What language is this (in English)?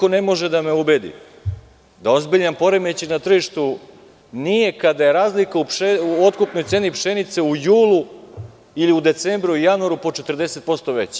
Serbian